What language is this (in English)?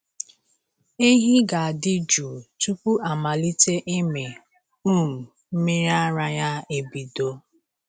Igbo